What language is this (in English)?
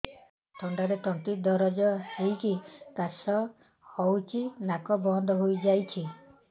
Odia